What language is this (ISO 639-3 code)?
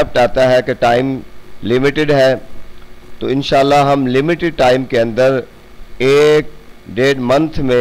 ind